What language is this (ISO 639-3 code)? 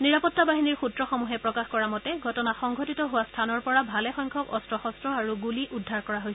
asm